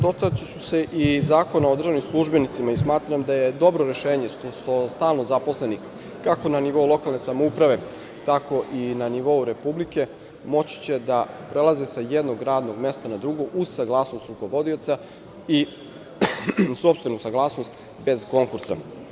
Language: Serbian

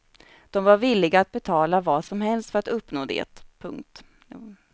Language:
Swedish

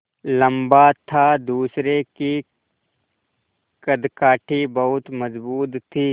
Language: Hindi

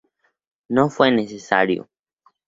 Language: Spanish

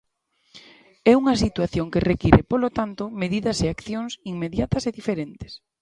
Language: Galician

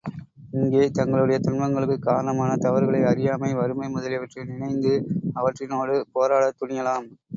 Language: Tamil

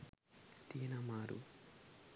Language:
Sinhala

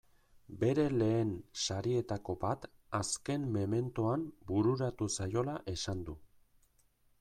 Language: Basque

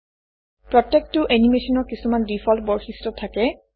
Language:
Assamese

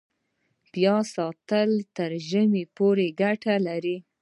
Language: Pashto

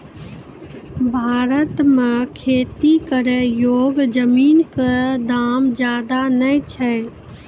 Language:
Maithili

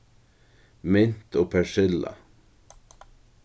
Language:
Faroese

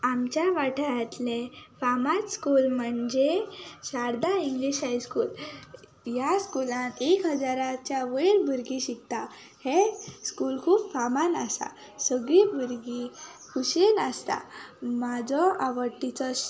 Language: Konkani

